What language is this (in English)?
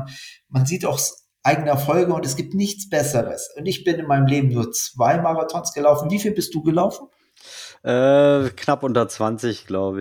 German